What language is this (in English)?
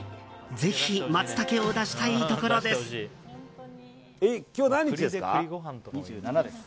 Japanese